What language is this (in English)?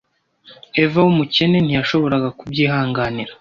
Kinyarwanda